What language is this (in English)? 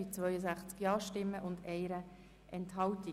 Swiss German